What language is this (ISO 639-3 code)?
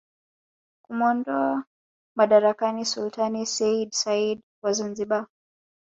swa